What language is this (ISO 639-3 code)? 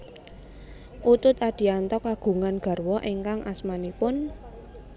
jav